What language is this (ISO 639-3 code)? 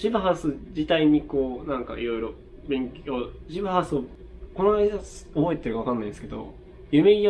jpn